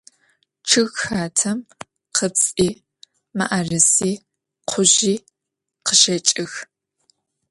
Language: Adyghe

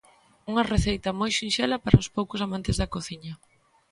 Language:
Galician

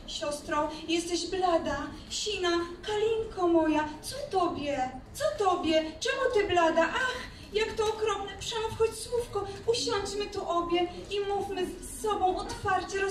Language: Polish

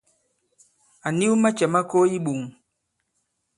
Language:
Bankon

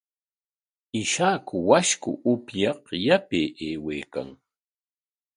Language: Corongo Ancash Quechua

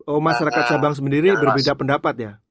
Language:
Indonesian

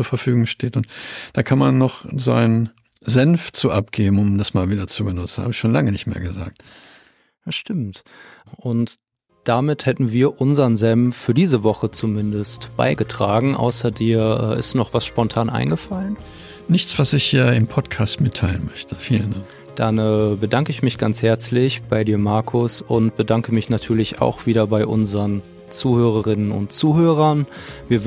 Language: German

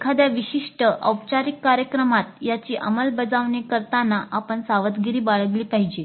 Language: Marathi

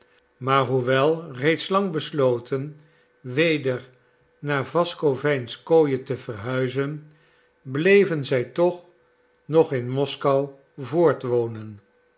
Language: Dutch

